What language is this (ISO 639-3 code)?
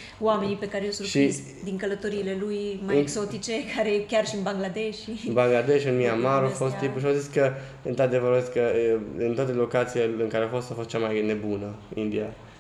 ron